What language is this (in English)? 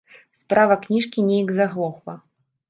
Belarusian